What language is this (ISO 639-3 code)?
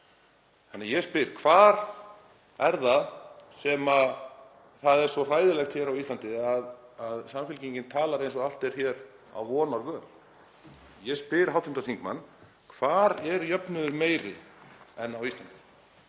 isl